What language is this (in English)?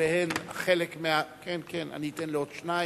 Hebrew